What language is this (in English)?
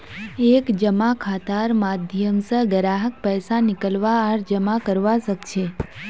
Magahi